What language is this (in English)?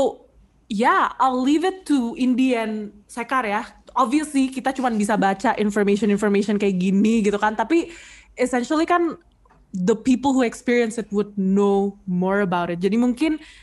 Indonesian